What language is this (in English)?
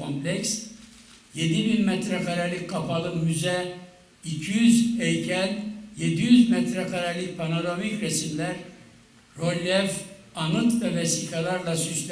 Turkish